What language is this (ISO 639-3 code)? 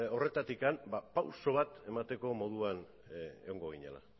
eus